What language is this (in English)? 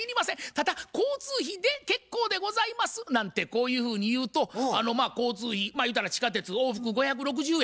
Japanese